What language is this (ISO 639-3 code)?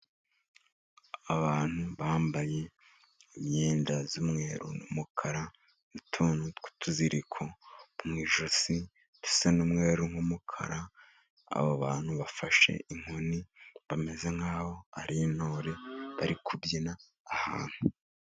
kin